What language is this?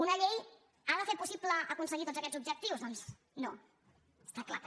Catalan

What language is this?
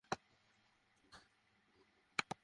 Bangla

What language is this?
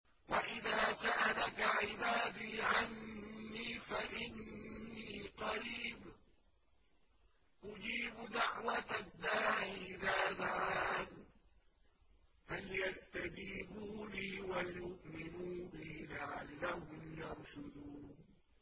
Arabic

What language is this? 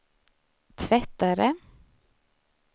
Swedish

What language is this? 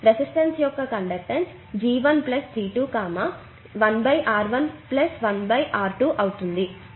Telugu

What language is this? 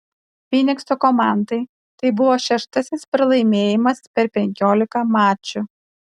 Lithuanian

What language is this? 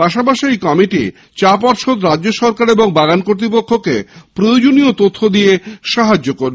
Bangla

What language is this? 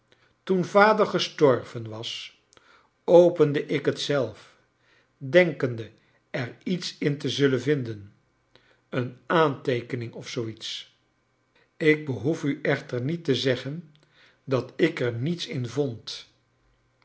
Dutch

